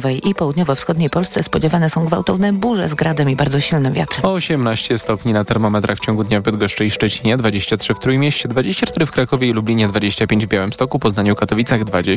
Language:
Polish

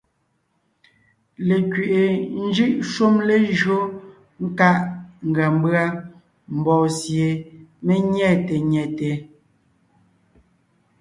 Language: Ngiemboon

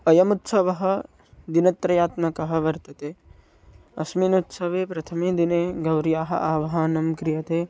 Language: Sanskrit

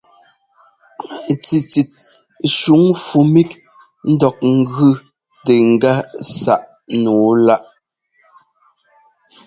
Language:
Ngomba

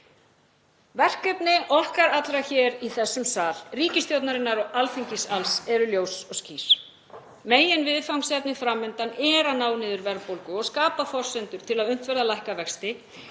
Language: Icelandic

